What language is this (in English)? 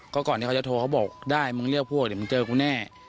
Thai